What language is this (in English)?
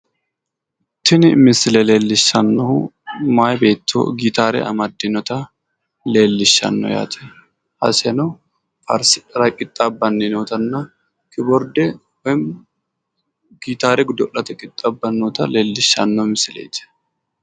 Sidamo